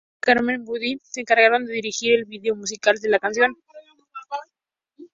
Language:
Spanish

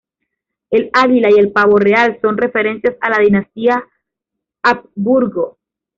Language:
Spanish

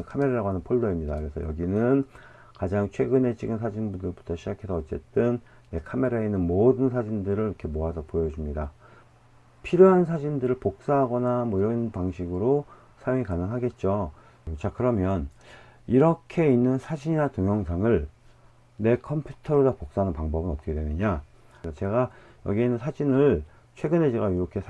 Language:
Korean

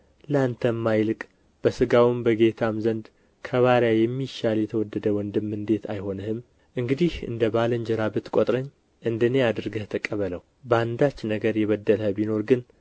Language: Amharic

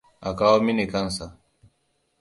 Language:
Hausa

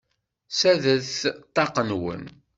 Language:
Kabyle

